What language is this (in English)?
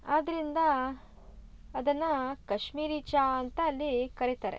Kannada